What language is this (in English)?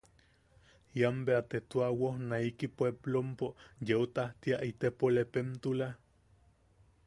Yaqui